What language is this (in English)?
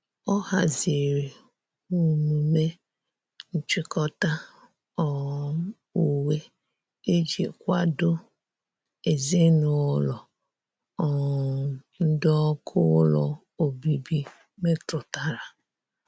Igbo